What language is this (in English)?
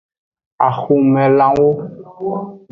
Aja (Benin)